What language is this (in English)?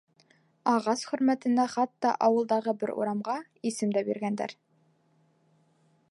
Bashkir